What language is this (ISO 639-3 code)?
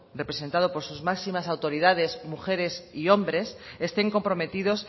spa